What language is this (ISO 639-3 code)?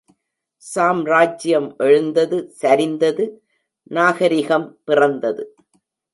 tam